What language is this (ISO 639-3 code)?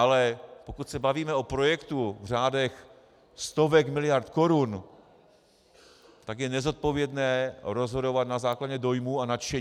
ces